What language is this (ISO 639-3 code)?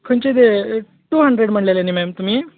kok